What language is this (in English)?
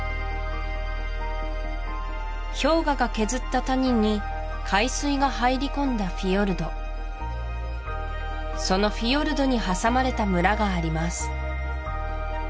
Japanese